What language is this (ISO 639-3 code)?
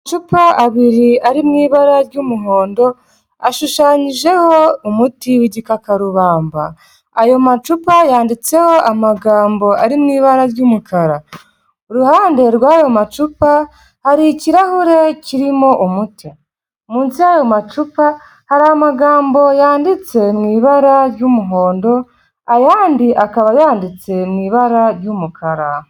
kin